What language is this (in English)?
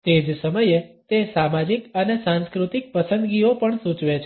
Gujarati